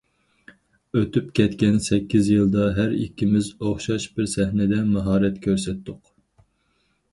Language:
Uyghur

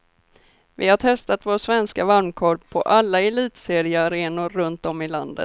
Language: Swedish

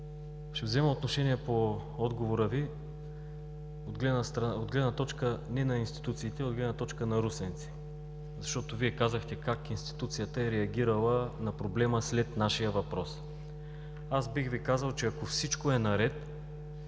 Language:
Bulgarian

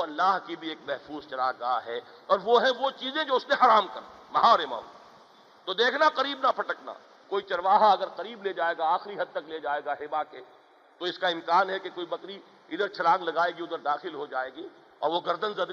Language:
Urdu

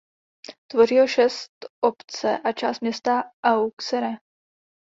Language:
Czech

